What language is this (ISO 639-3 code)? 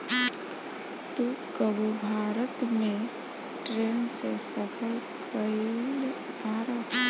bho